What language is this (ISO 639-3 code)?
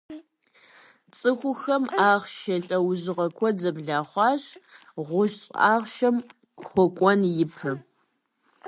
kbd